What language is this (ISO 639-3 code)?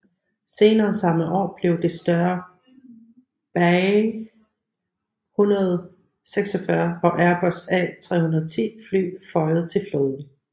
dan